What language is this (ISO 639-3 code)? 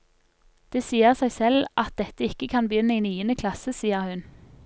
nor